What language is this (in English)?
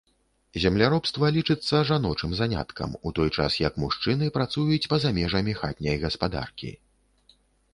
Belarusian